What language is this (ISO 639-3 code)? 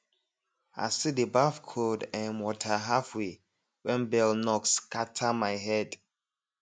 pcm